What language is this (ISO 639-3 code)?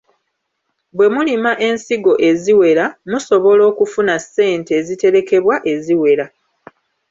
lug